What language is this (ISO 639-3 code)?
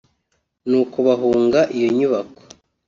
kin